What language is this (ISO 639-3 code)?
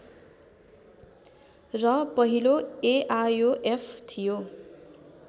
nep